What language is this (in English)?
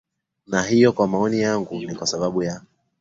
Swahili